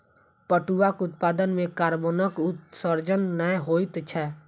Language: Maithili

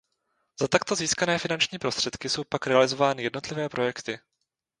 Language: Czech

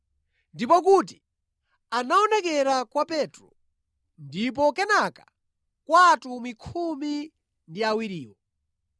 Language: Nyanja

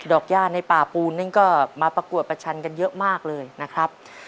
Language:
Thai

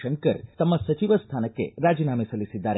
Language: Kannada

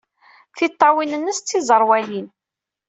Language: Kabyle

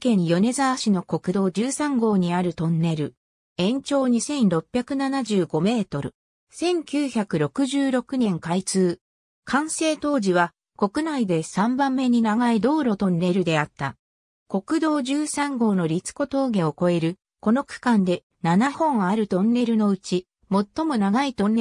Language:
Japanese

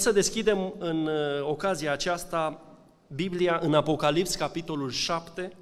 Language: Romanian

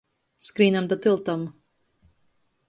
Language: Latgalian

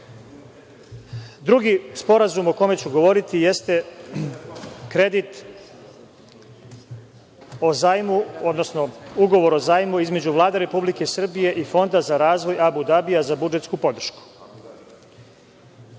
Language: Serbian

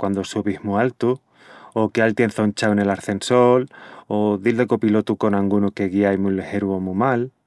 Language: Extremaduran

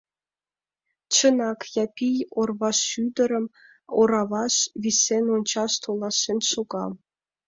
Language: Mari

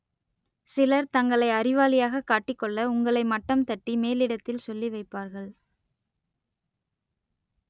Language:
Tamil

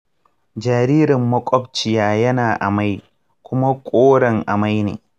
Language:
Hausa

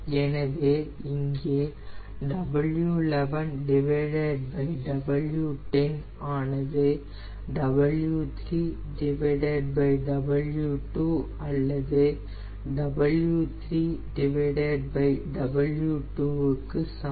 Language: Tamil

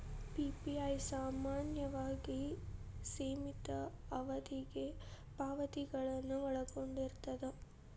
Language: Kannada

